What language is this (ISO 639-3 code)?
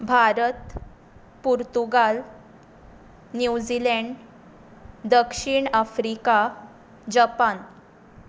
kok